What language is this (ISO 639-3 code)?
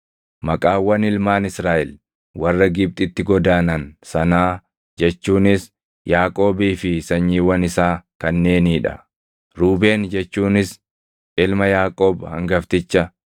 orm